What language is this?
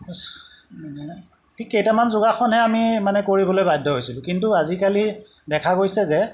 Assamese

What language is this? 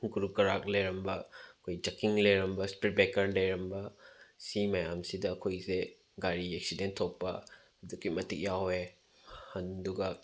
Manipuri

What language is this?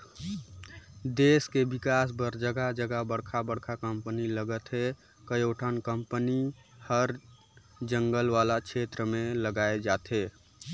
Chhattisgarhi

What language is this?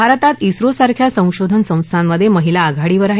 Marathi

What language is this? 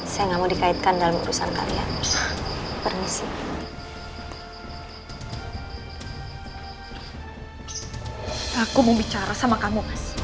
Indonesian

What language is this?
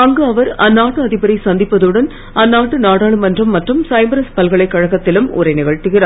Tamil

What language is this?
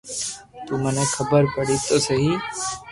Loarki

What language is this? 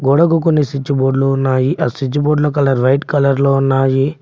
Telugu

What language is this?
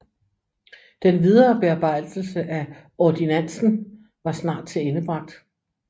Danish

